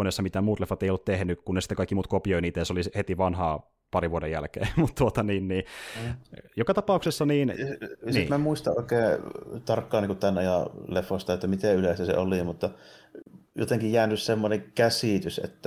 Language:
Finnish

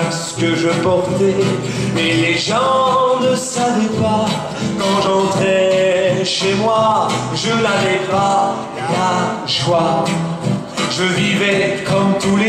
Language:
French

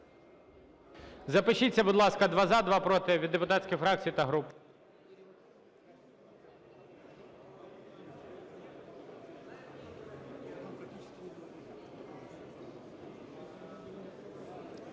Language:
Ukrainian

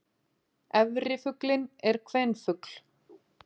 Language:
Icelandic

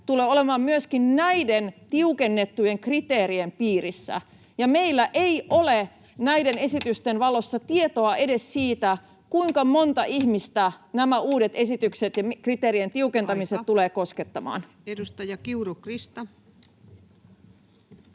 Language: Finnish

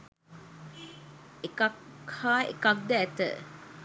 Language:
Sinhala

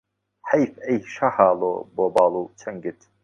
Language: Central Kurdish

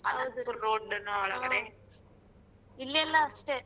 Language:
Kannada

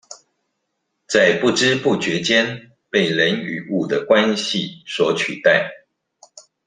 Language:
Chinese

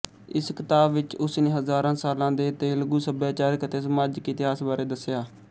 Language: Punjabi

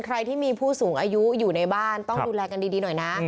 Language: Thai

